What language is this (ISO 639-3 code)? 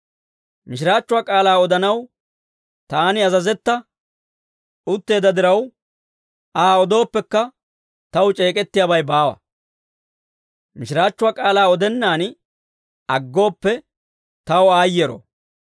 dwr